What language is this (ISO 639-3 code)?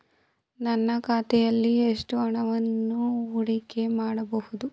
kan